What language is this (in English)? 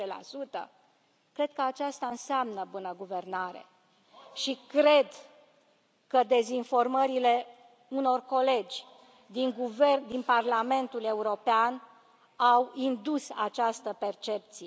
Romanian